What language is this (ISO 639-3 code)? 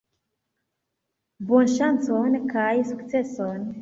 epo